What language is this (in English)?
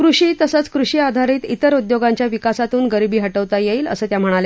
Marathi